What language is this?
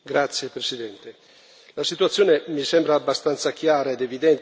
Italian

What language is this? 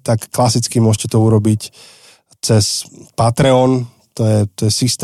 Slovak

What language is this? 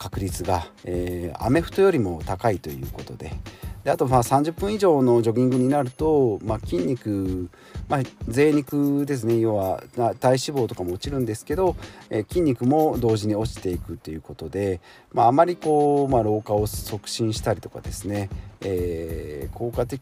Japanese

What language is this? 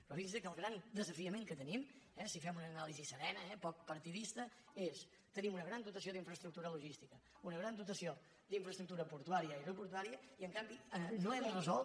Catalan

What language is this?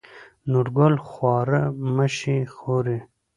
Pashto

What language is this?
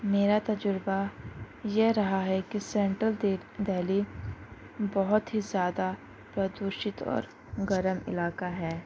Urdu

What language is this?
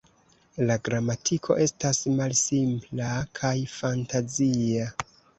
Esperanto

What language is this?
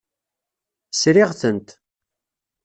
Kabyle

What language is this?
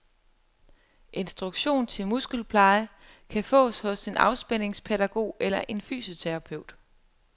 Danish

